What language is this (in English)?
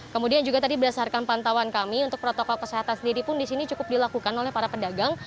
Indonesian